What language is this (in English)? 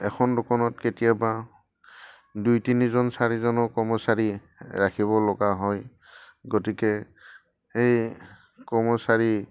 Assamese